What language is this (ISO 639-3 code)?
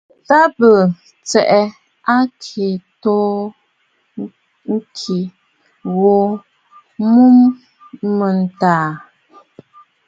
bfd